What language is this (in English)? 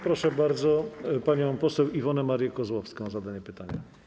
Polish